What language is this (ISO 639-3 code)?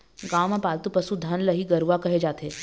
hne